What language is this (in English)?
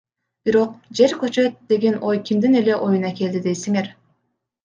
Kyrgyz